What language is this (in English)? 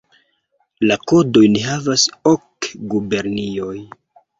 Esperanto